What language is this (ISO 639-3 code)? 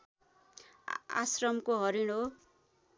nep